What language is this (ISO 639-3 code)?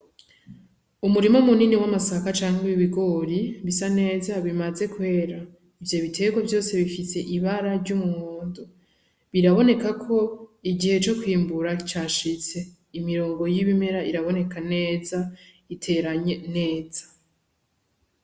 run